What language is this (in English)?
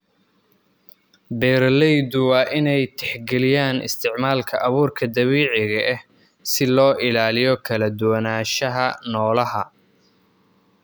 Somali